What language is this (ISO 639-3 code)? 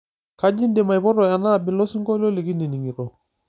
mas